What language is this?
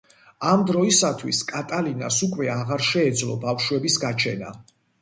Georgian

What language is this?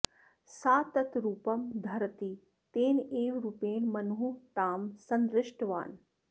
Sanskrit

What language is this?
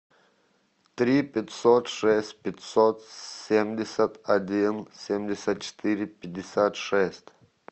Russian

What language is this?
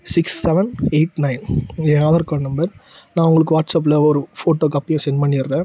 Tamil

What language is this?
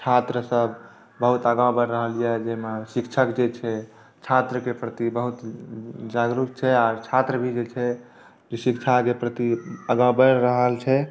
Maithili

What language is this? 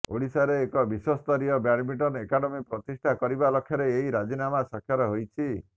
Odia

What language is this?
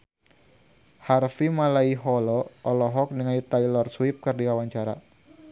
Sundanese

